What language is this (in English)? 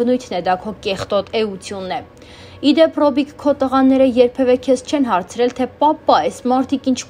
Romanian